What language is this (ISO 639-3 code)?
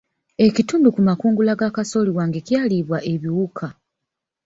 lug